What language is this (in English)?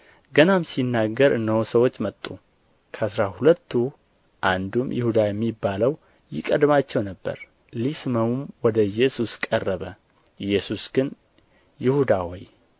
Amharic